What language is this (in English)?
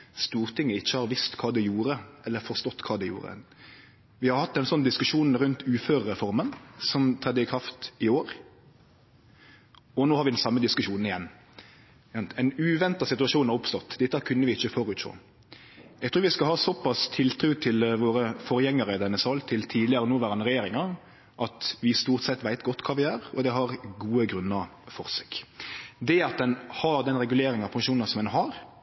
Norwegian Nynorsk